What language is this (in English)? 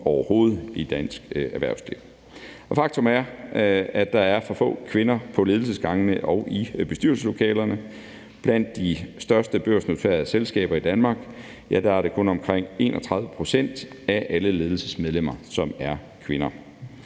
Danish